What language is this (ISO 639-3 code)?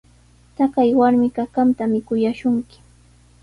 qws